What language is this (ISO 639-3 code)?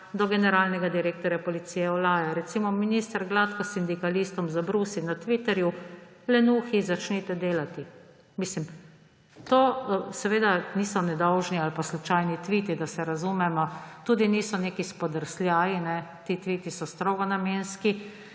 slv